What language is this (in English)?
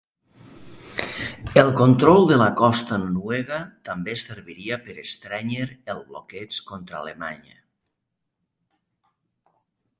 Catalan